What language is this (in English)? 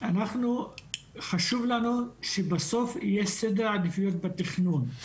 Hebrew